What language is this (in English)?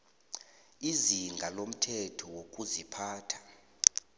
South Ndebele